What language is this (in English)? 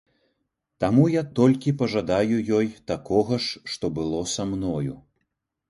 Belarusian